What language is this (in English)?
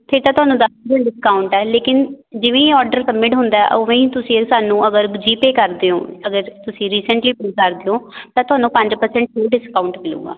Punjabi